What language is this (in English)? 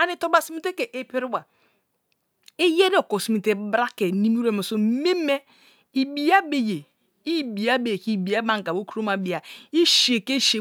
Kalabari